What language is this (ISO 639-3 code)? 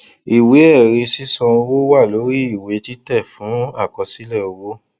yor